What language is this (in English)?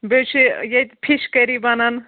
Kashmiri